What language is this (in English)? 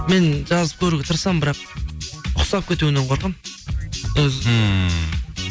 Kazakh